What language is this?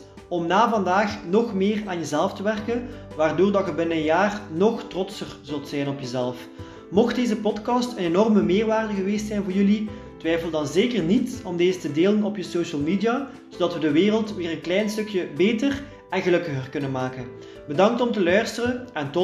Dutch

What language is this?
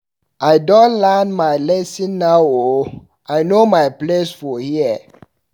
Nigerian Pidgin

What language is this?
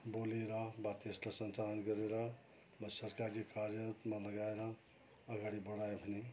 Nepali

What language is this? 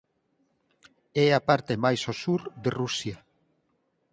Galician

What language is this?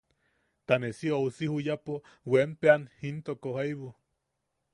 Yaqui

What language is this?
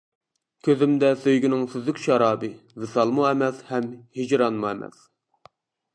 Uyghur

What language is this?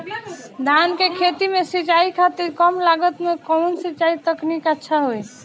Bhojpuri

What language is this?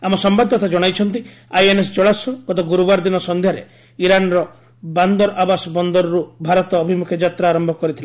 Odia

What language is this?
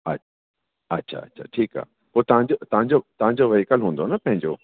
Sindhi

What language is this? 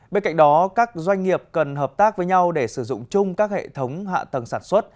Vietnamese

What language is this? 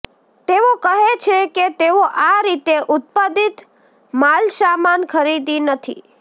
Gujarati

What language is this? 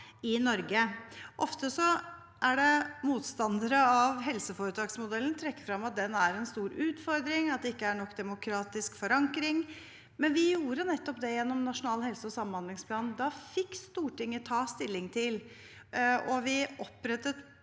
Norwegian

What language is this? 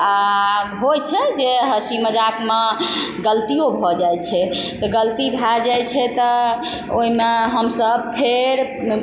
Maithili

